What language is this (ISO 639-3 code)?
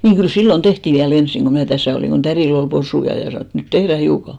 fin